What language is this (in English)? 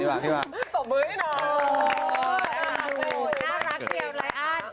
Thai